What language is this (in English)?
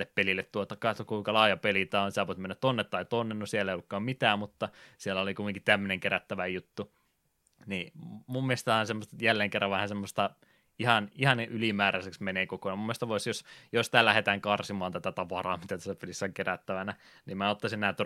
Finnish